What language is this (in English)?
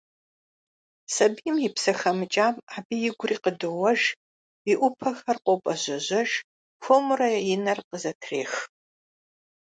Kabardian